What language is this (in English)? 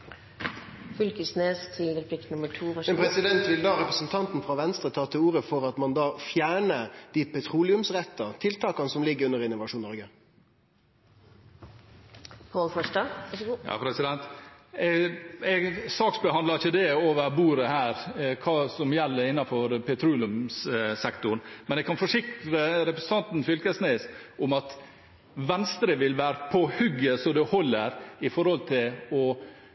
Norwegian